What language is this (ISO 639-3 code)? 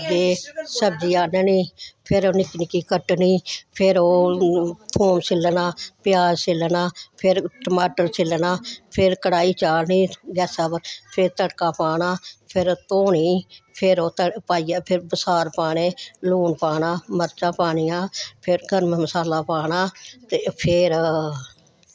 doi